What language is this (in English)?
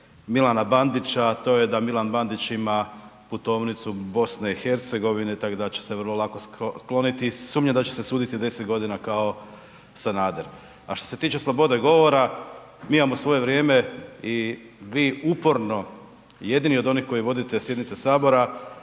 Croatian